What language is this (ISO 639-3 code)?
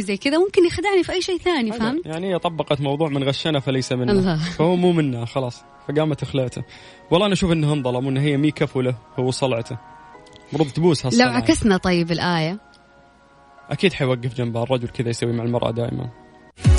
ara